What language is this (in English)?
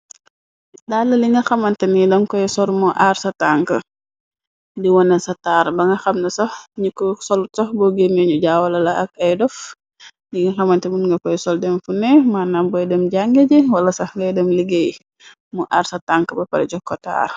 Wolof